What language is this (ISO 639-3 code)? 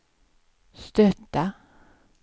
swe